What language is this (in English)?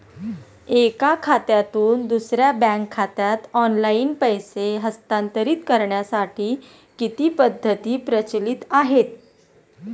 Marathi